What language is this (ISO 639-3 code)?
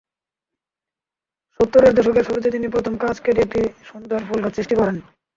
ben